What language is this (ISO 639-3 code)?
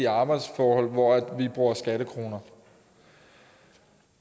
dan